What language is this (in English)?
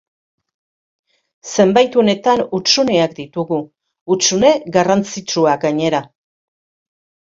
Basque